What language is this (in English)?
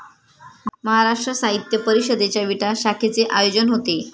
Marathi